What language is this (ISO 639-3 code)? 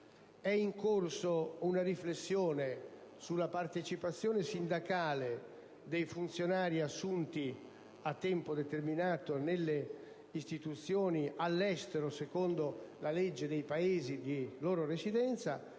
ita